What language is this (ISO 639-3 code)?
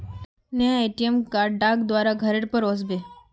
mag